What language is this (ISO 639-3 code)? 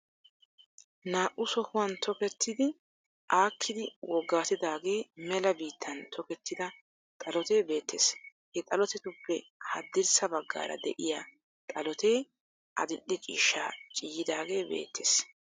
wal